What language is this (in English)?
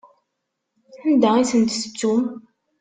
Kabyle